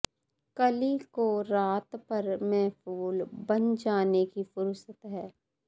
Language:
Punjabi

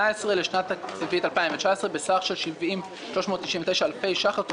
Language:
Hebrew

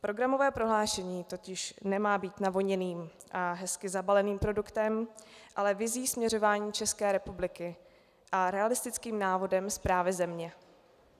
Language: Czech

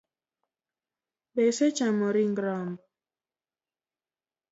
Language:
Luo (Kenya and Tanzania)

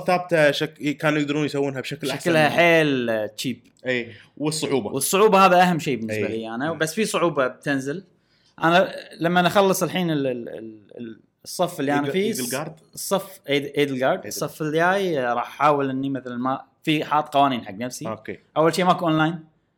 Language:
Arabic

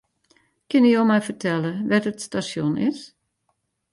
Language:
Western Frisian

